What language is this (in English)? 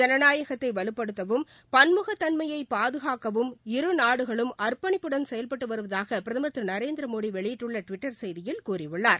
Tamil